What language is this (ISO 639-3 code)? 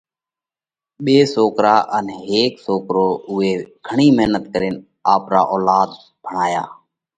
kvx